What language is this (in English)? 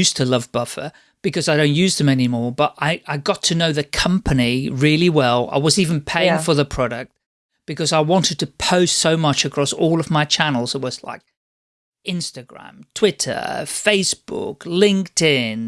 English